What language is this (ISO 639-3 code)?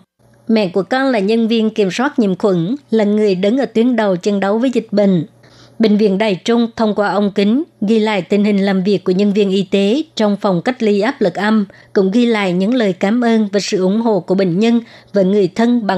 vie